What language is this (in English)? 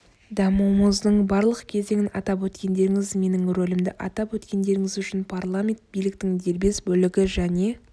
Kazakh